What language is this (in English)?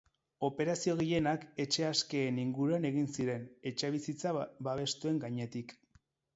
Basque